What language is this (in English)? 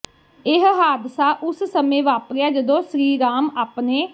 Punjabi